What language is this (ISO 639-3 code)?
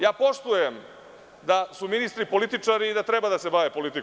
srp